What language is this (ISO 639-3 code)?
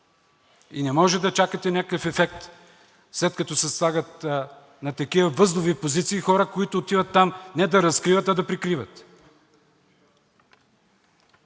bul